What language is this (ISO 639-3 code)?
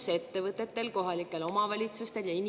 est